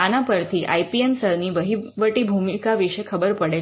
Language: Gujarati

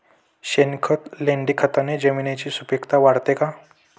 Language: Marathi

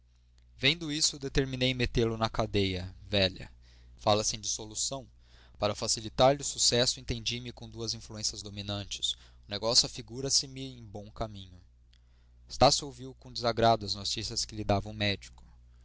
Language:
Portuguese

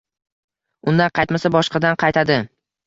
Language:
Uzbek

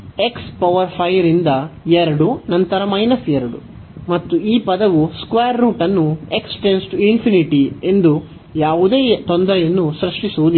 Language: Kannada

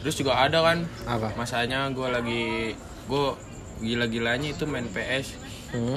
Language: Indonesian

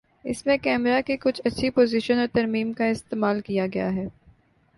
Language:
Urdu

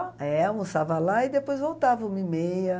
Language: Portuguese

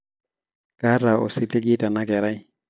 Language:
Masai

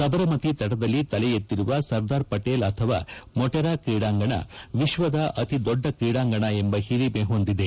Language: Kannada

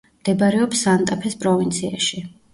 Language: Georgian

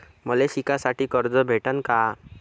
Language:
Marathi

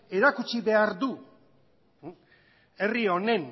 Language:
Basque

